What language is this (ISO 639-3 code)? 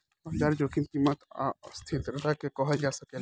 bho